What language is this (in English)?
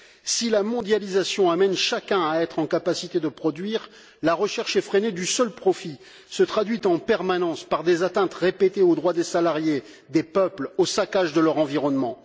French